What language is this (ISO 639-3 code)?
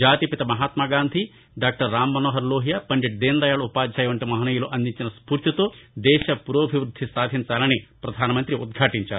tel